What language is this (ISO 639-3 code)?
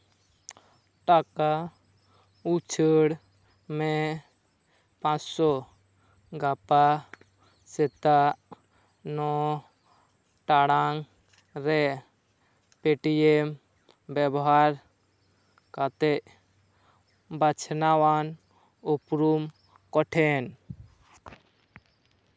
sat